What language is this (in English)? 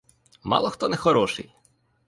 Ukrainian